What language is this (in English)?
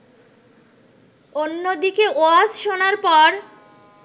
Bangla